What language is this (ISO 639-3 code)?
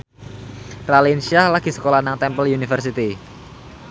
jav